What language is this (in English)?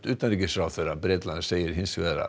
Icelandic